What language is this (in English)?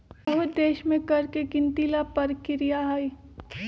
Magahi